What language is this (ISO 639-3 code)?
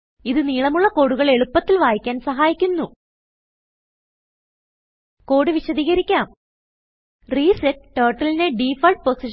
mal